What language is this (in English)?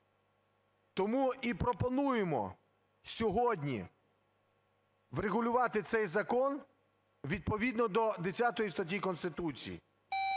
Ukrainian